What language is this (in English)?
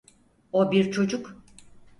Turkish